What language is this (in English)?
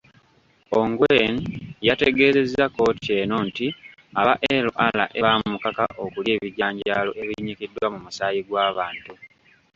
Ganda